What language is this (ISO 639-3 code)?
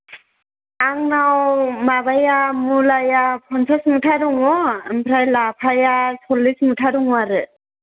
brx